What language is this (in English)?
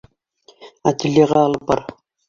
Bashkir